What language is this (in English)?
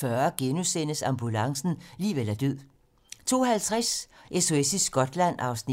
Danish